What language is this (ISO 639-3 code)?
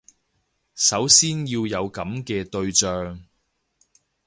yue